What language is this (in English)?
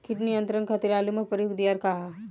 Bhojpuri